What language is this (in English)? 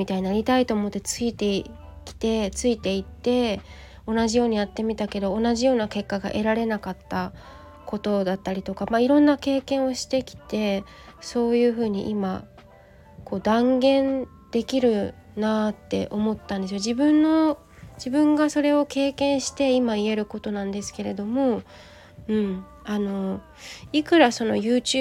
Japanese